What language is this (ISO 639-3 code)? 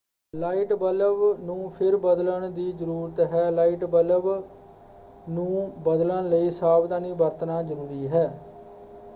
pan